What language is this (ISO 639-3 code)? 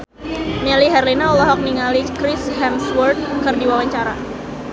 sun